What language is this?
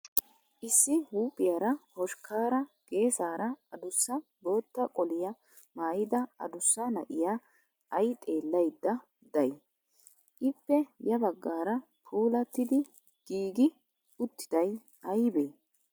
Wolaytta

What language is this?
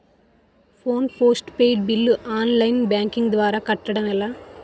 Telugu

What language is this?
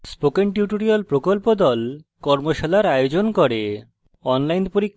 Bangla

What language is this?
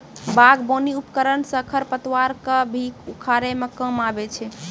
Maithili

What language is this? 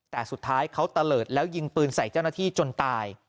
Thai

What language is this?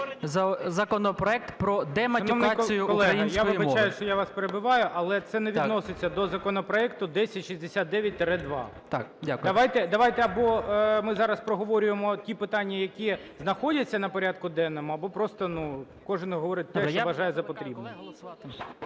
Ukrainian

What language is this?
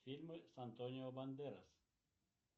Russian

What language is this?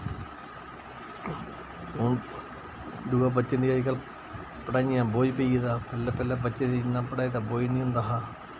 Dogri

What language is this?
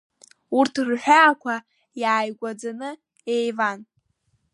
Abkhazian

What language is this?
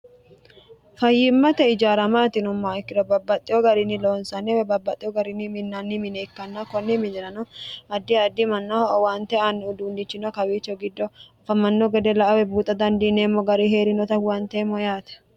Sidamo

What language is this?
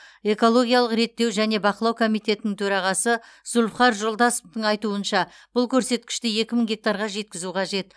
Kazakh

